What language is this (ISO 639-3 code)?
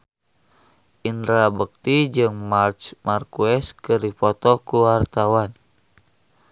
sun